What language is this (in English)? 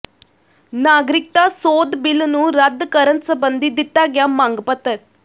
Punjabi